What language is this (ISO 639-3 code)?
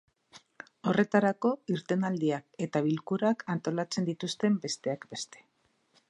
eus